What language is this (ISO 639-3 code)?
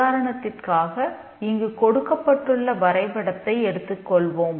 tam